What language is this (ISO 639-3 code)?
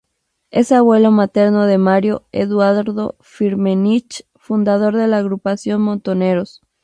spa